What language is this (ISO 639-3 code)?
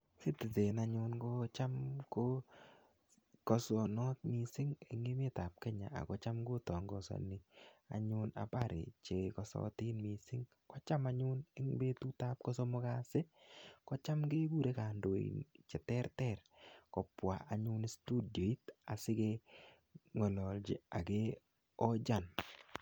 kln